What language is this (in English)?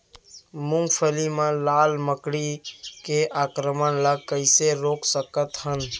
Chhattisgarhi